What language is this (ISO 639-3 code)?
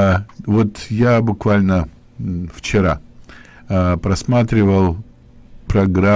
rus